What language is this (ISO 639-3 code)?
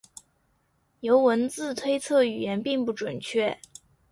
zho